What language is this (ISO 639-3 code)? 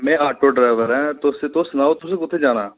doi